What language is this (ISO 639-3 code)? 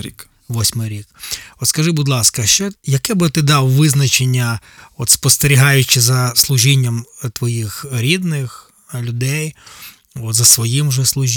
ukr